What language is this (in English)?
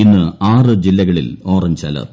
Malayalam